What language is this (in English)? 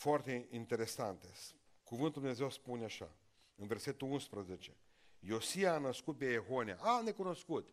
Romanian